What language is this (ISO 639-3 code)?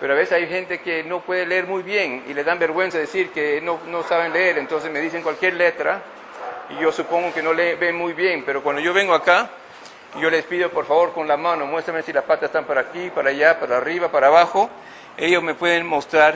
spa